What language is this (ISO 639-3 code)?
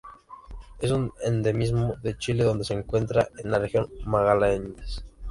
spa